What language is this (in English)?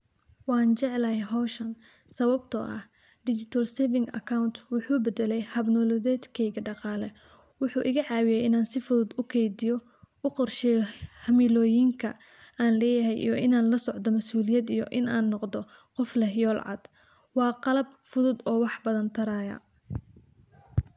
Somali